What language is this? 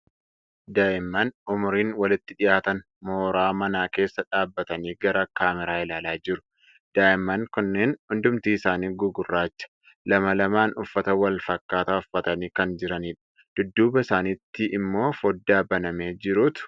Oromo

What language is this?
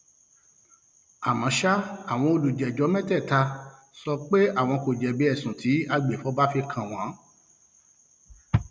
Yoruba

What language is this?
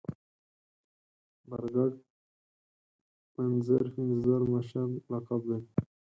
Pashto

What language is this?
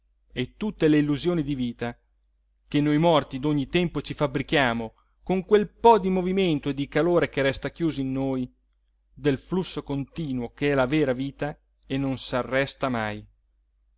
Italian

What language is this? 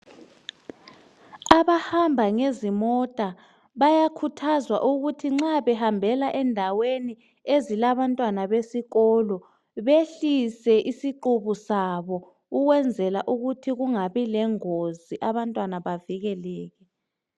North Ndebele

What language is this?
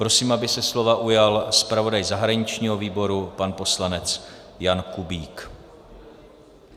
Czech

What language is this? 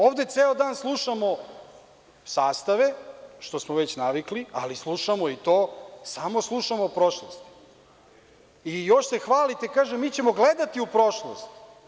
Serbian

